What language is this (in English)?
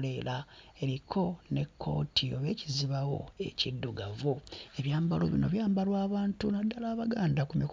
Ganda